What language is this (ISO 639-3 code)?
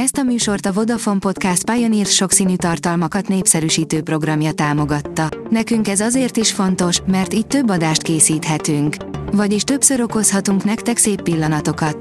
hun